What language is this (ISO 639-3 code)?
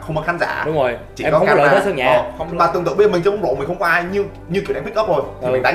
vie